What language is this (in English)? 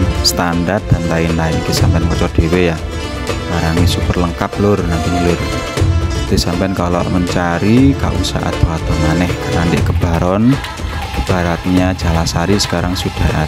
Indonesian